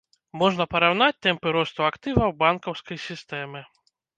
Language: Belarusian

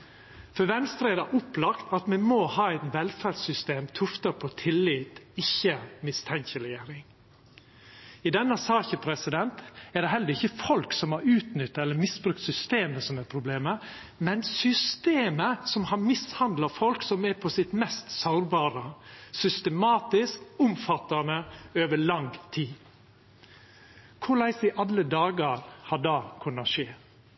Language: Norwegian Nynorsk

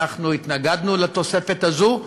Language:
Hebrew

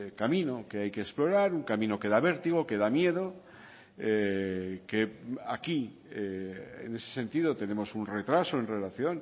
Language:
Spanish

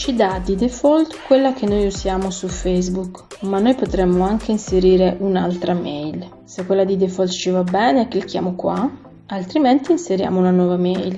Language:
Italian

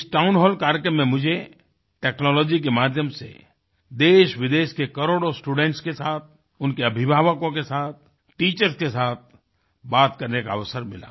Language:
Hindi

